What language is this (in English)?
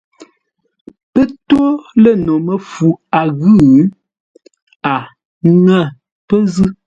Ngombale